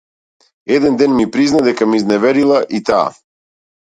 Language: Macedonian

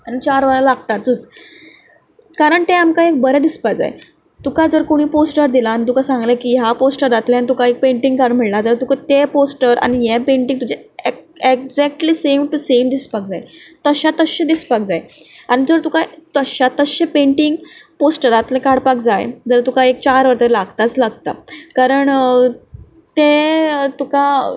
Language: Konkani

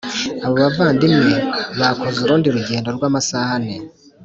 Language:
Kinyarwanda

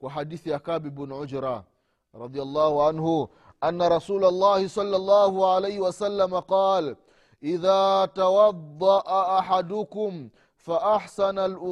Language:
Swahili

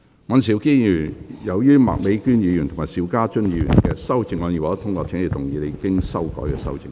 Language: Cantonese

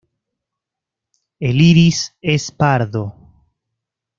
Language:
Spanish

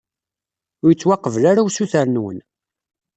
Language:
Kabyle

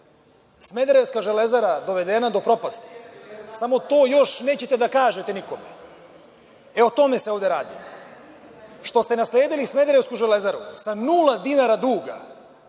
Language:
Serbian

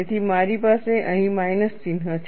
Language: Gujarati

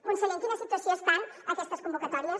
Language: Catalan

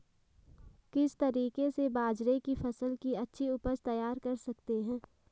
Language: Hindi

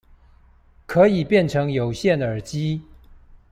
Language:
Chinese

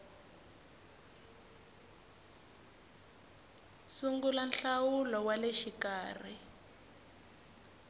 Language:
Tsonga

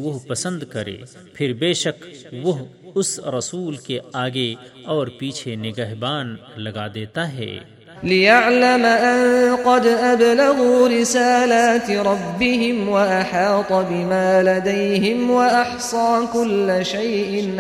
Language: Urdu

